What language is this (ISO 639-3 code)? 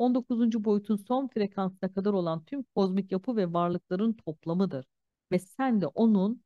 tur